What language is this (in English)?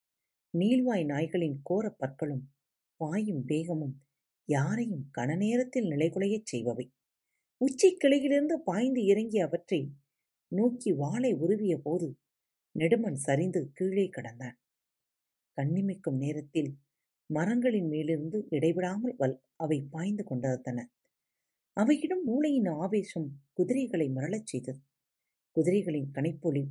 Tamil